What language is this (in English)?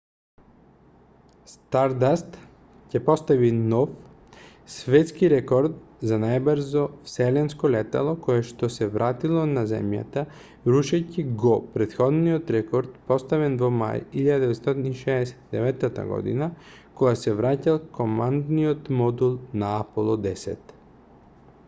Macedonian